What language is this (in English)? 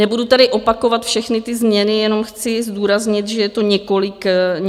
Czech